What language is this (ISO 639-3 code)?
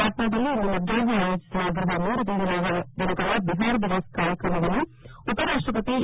kan